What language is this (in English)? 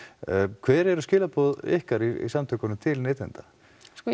Icelandic